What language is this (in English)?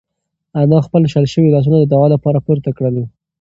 Pashto